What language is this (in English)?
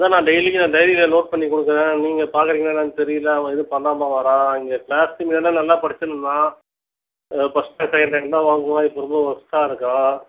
Tamil